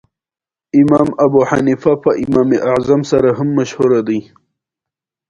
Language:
Pashto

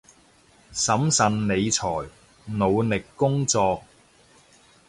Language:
Cantonese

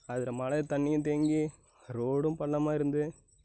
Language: Tamil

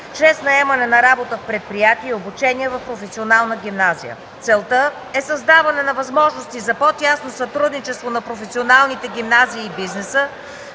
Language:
Bulgarian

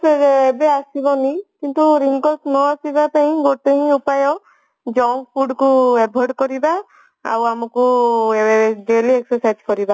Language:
Odia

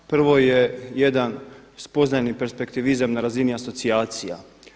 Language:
Croatian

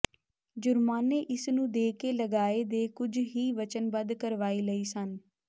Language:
Punjabi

